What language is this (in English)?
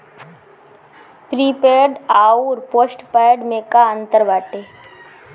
Bhojpuri